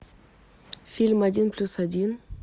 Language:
Russian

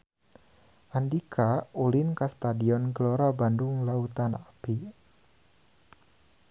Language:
Sundanese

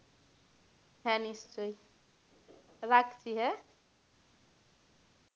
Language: Bangla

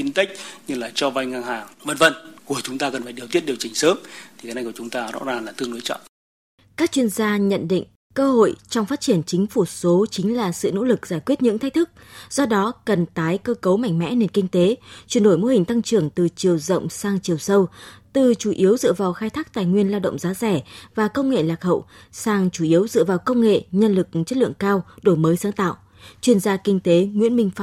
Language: Vietnamese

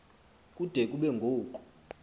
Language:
Xhosa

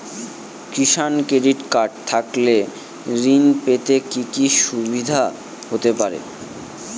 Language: Bangla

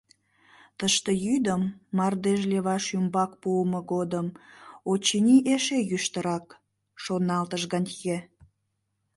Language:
Mari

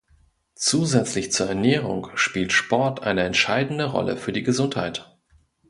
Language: German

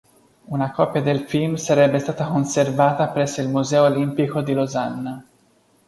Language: Italian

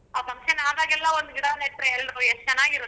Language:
Kannada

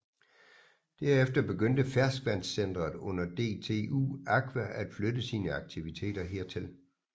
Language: Danish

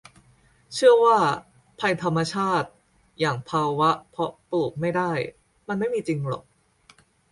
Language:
Thai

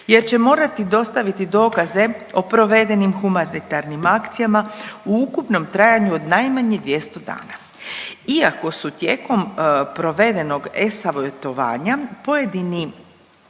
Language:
Croatian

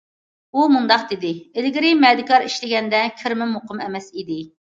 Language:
Uyghur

